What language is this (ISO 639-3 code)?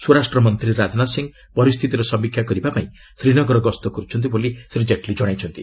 ori